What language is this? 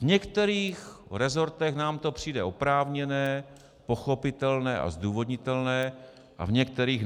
Czech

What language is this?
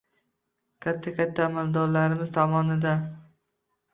Uzbek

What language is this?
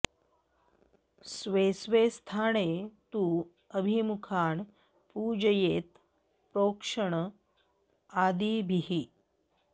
Sanskrit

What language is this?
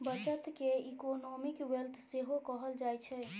Maithili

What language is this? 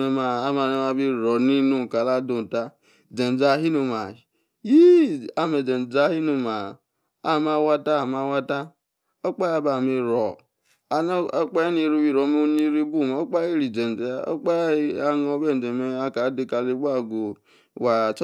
Yace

